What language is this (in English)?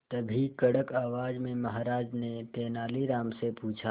Hindi